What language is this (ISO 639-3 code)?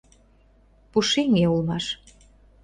chm